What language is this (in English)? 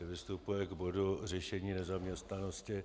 Czech